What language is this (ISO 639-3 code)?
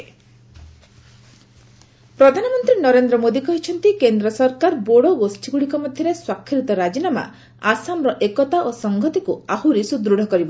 ori